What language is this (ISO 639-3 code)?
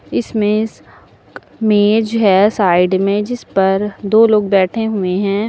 hin